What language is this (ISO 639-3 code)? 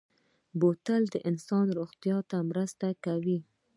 pus